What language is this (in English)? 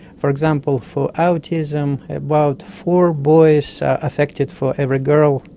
English